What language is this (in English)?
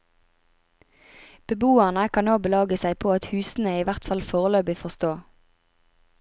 Norwegian